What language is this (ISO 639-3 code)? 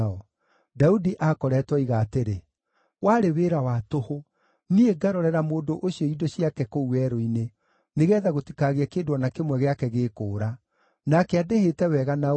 kik